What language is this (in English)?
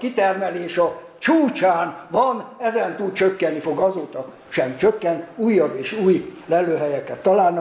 Hungarian